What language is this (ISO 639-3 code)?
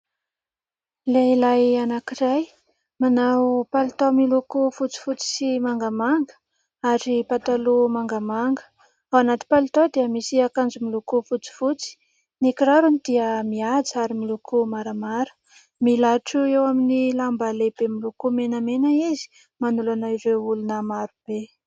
mlg